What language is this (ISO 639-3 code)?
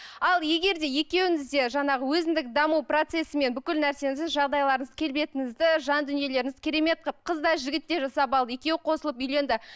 kaz